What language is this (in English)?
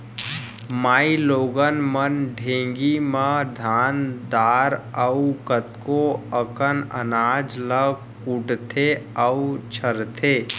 Chhattisgarhi